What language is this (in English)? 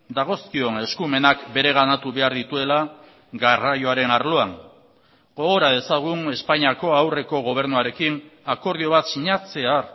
Basque